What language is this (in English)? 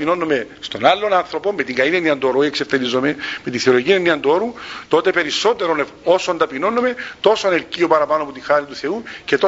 Greek